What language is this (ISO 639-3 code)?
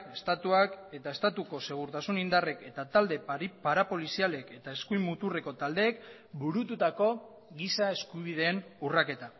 eus